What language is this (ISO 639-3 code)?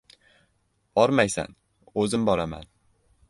uzb